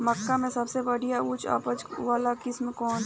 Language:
Bhojpuri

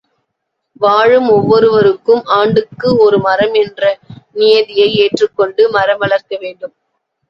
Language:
Tamil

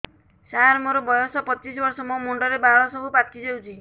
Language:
Odia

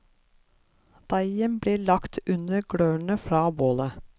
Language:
Norwegian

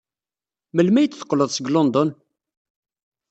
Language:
Kabyle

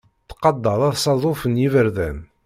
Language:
Kabyle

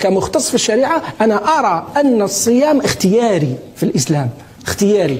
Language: Arabic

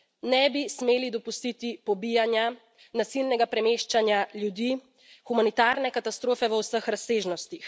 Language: Slovenian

